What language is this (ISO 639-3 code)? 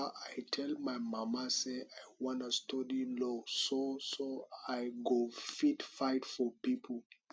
pcm